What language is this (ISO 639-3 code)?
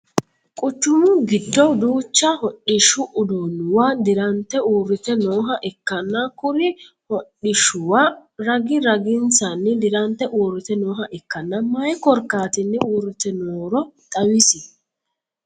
sid